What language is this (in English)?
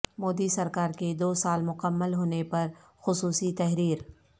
Urdu